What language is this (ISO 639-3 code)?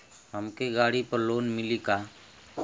bho